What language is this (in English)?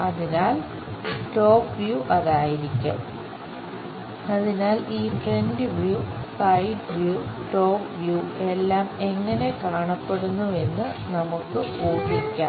Malayalam